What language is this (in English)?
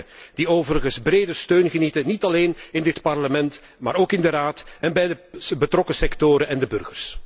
Dutch